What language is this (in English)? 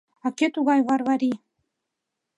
Mari